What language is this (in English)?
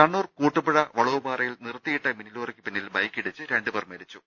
Malayalam